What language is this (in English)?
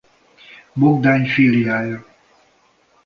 Hungarian